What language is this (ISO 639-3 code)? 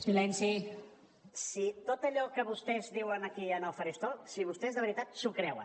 cat